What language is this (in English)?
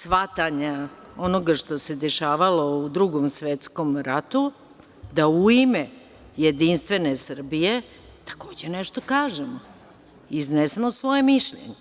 Serbian